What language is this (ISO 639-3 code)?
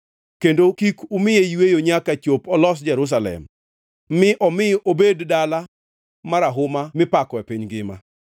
luo